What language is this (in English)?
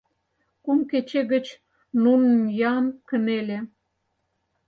Mari